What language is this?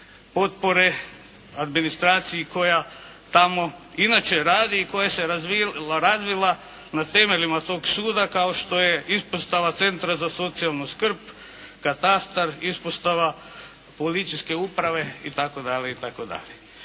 Croatian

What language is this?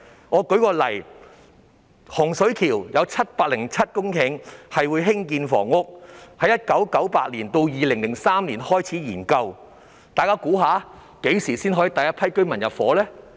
Cantonese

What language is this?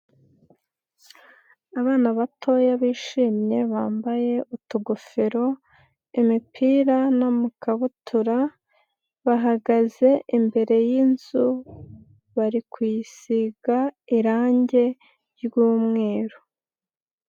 Kinyarwanda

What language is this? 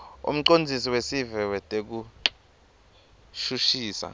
Swati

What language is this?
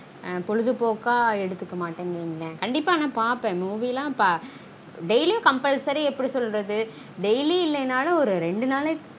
Tamil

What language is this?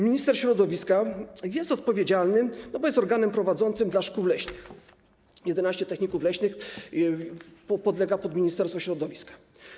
Polish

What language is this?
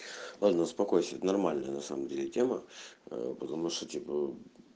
Russian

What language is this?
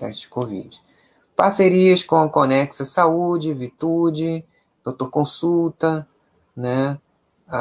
Portuguese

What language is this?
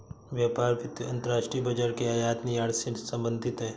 Hindi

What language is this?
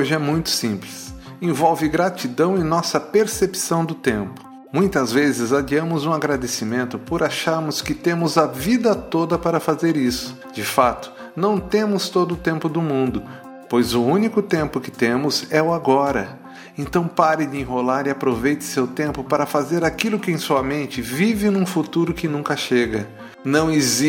Portuguese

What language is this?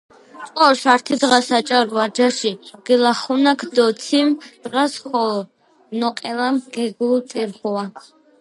Georgian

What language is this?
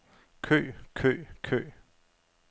Danish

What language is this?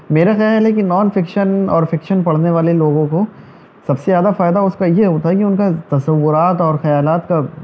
Urdu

